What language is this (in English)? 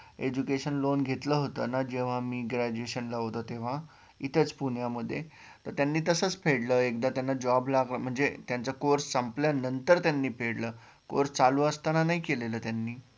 Marathi